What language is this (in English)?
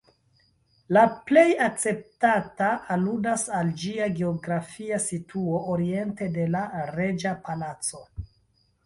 Esperanto